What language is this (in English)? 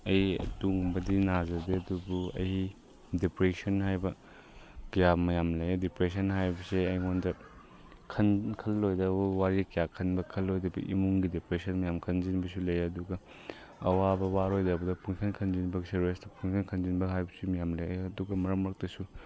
Manipuri